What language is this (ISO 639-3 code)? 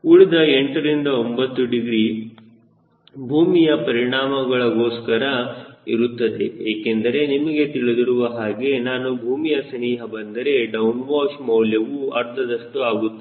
kan